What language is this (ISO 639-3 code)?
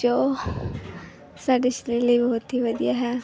pan